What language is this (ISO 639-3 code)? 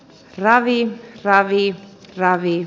fin